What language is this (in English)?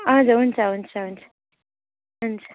Nepali